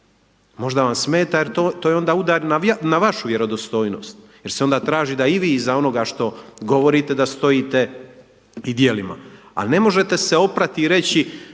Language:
Croatian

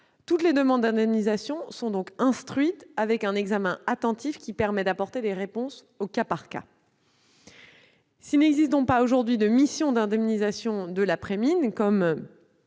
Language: French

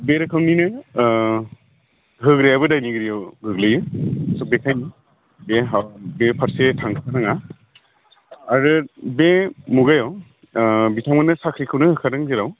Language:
Bodo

